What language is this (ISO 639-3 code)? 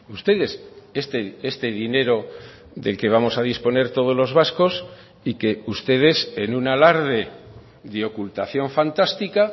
spa